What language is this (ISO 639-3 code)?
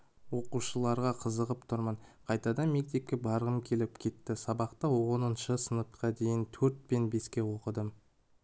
kaz